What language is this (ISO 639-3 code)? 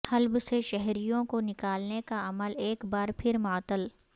urd